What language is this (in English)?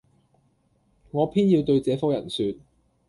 Cantonese